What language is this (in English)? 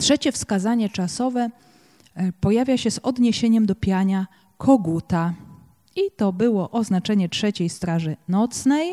Polish